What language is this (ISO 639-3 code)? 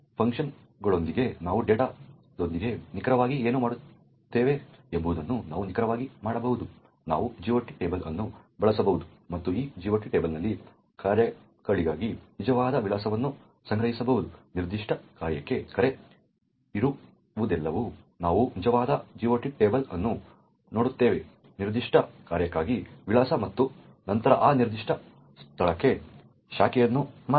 kan